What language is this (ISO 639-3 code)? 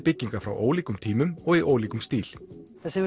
isl